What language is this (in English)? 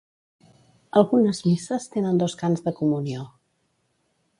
Catalan